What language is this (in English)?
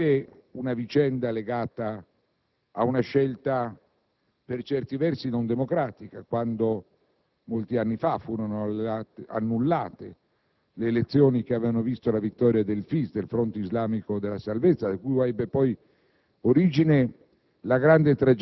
Italian